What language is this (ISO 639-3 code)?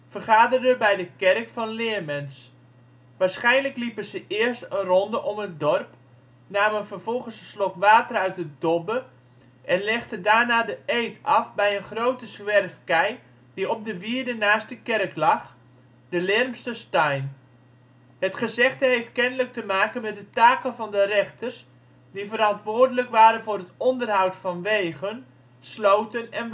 nld